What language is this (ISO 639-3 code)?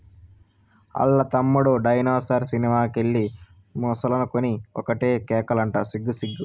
tel